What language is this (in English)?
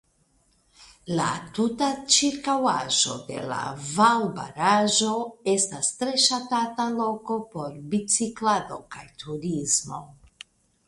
Esperanto